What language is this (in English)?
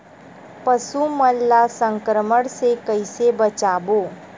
Chhattisgarhi